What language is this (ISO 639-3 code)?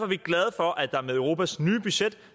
dan